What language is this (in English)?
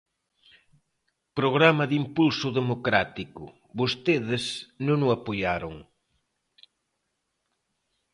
Galician